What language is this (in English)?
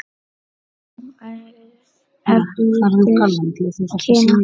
Icelandic